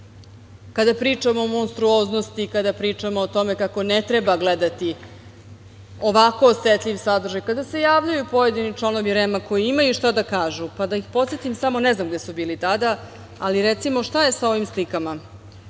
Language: Serbian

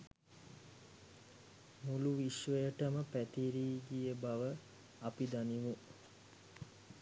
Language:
Sinhala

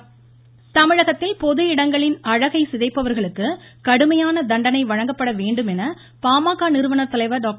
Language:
Tamil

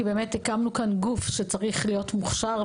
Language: Hebrew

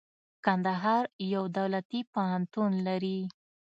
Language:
Pashto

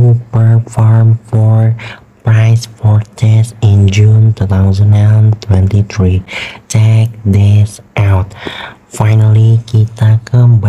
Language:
Indonesian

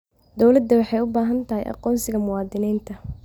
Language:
Somali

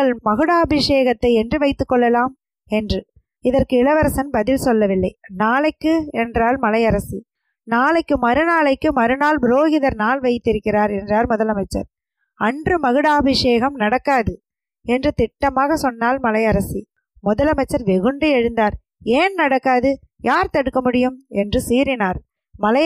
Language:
Tamil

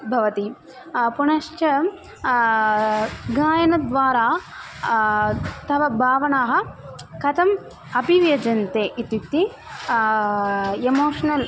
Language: Sanskrit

